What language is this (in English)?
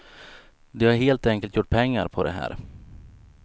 Swedish